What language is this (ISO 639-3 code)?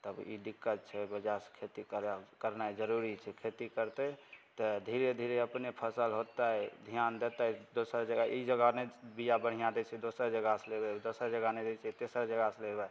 mai